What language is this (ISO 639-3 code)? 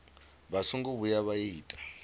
ven